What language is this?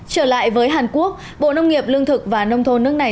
Vietnamese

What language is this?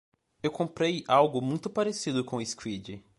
Portuguese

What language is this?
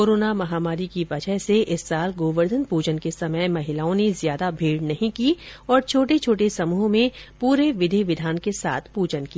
Hindi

